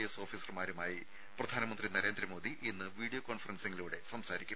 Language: Malayalam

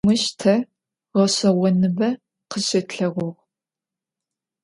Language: Adyghe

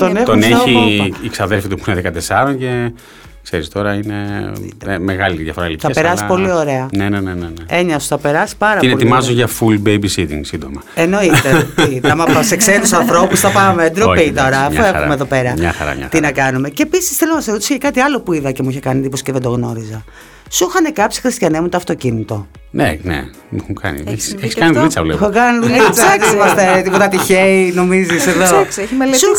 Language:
Greek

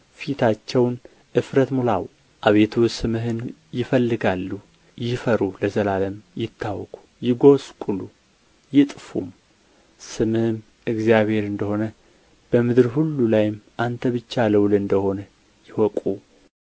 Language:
Amharic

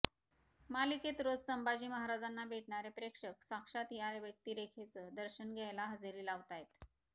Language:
Marathi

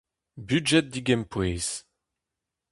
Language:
Breton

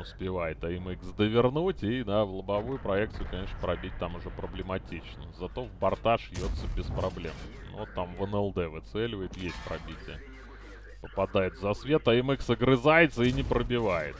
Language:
Russian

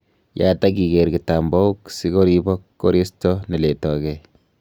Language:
Kalenjin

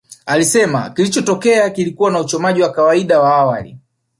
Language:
Swahili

